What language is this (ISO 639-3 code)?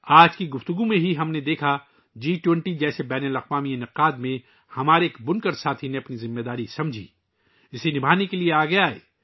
urd